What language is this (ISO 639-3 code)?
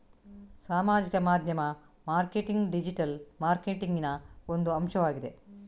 kan